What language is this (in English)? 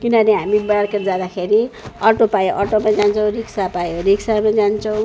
Nepali